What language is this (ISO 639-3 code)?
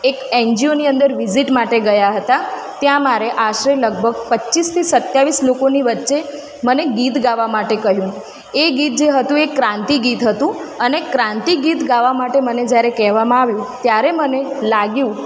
guj